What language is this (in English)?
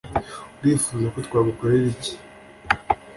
Kinyarwanda